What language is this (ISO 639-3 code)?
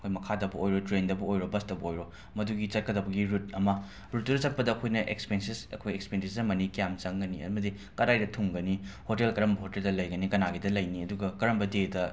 mni